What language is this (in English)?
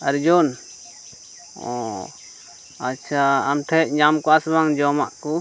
Santali